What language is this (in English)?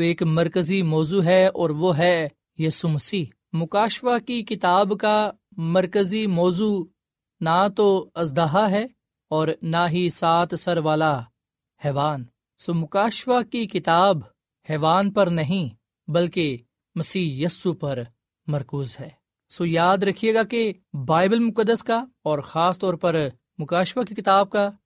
Urdu